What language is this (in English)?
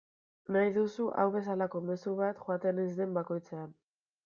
Basque